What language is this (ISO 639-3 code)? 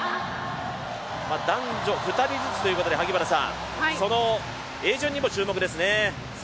jpn